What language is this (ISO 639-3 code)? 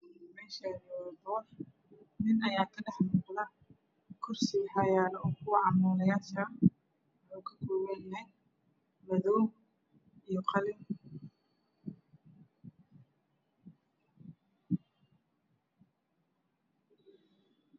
som